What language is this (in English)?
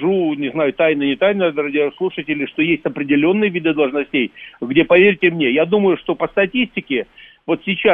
Russian